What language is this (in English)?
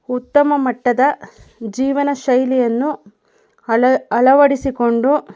Kannada